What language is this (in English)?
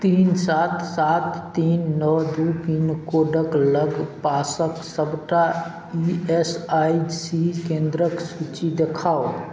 Maithili